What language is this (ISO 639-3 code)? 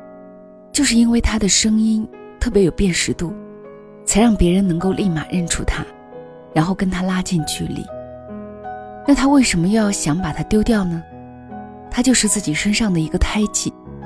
zho